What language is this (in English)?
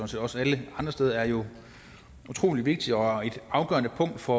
Danish